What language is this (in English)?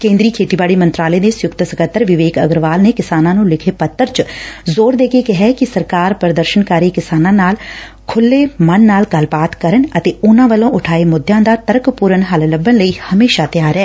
Punjabi